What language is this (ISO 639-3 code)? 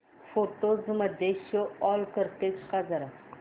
mar